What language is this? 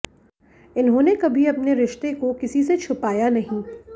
Hindi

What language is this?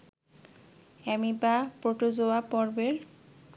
Bangla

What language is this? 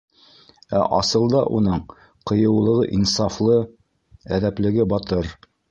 Bashkir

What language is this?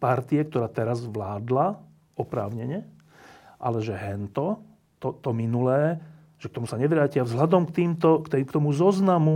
Slovak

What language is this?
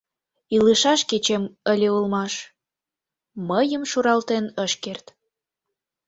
Mari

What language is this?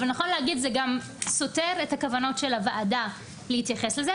Hebrew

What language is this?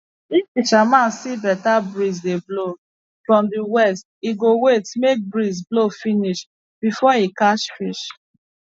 Nigerian Pidgin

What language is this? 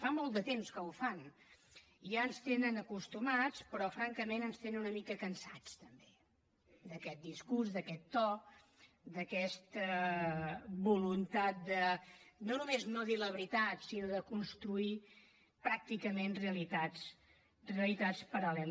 Catalan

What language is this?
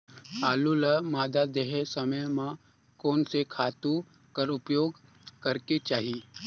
Chhattisgarhi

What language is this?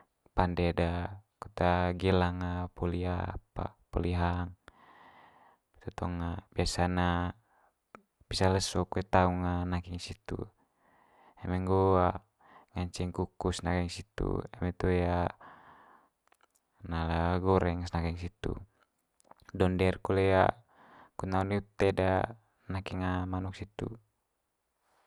Manggarai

